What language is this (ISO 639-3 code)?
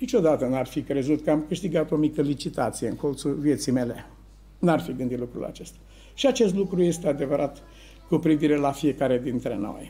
ron